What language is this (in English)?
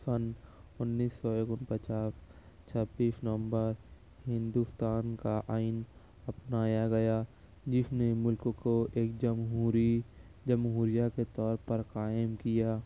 Urdu